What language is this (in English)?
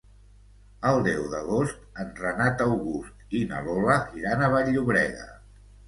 Catalan